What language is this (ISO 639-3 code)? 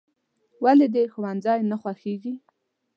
pus